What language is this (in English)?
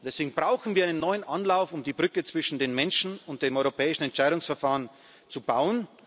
German